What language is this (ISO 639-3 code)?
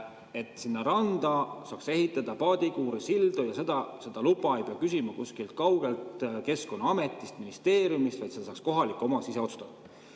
est